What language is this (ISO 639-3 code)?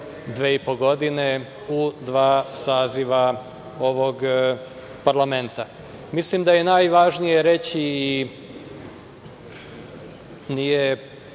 srp